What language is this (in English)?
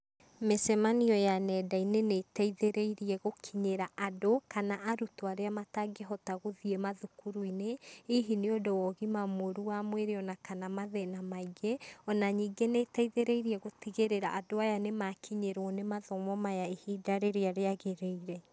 Kikuyu